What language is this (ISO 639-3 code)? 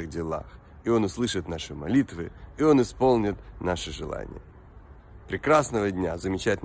rus